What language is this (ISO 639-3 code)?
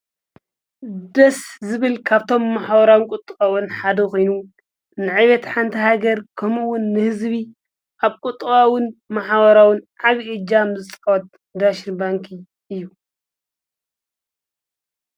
tir